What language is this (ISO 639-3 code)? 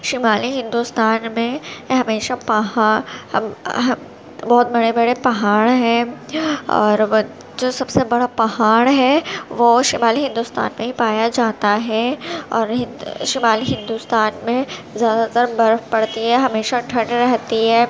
urd